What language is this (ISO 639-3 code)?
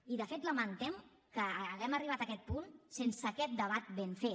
cat